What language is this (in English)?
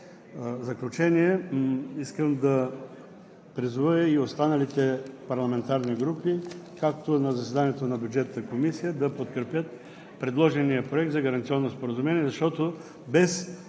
Bulgarian